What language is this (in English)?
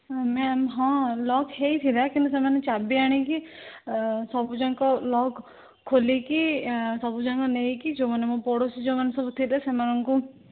Odia